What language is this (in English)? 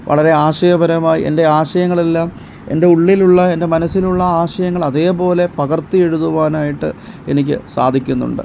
Malayalam